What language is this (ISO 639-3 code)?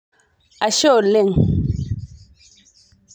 mas